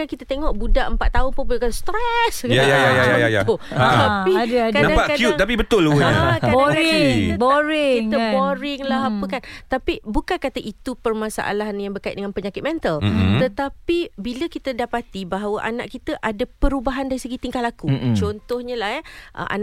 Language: Malay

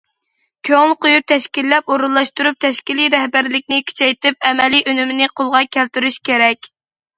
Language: Uyghur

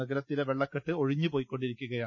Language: Malayalam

